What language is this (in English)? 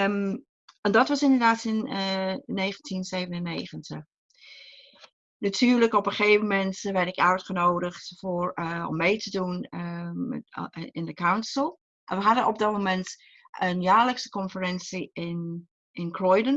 Dutch